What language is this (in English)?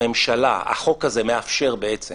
Hebrew